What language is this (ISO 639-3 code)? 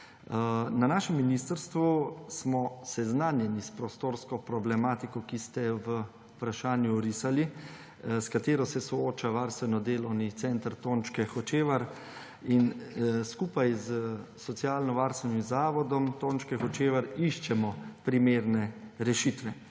slv